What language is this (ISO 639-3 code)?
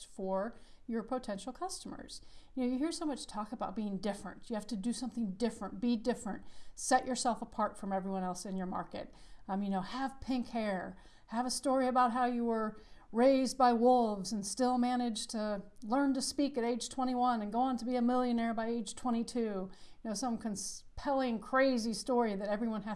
eng